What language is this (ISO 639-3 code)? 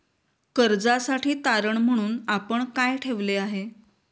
mar